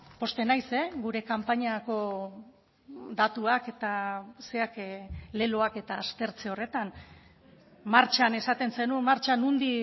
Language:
Basque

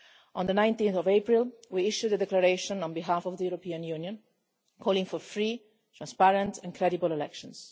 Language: English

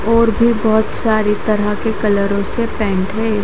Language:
Hindi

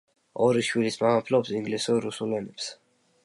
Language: Georgian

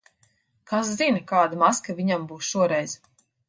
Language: Latvian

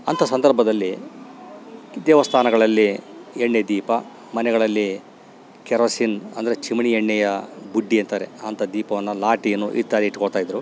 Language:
Kannada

